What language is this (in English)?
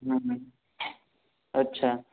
Gujarati